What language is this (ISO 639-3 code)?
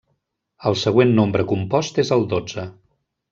cat